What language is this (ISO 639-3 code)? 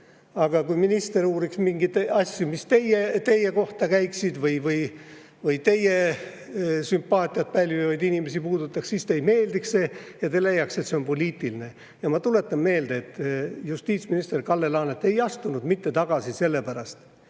est